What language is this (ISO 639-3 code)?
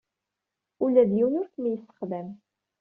kab